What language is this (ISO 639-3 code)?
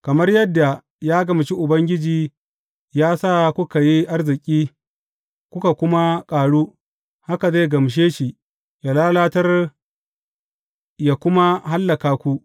hau